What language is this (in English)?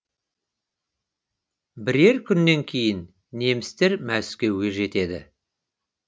Kazakh